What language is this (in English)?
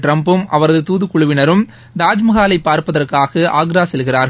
Tamil